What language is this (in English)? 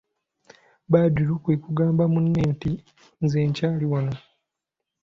Ganda